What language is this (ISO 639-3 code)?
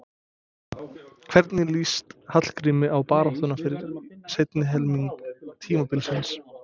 isl